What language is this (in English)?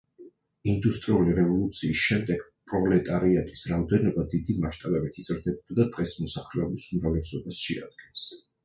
Georgian